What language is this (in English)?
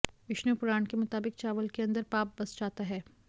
Hindi